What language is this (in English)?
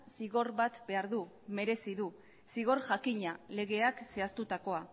Basque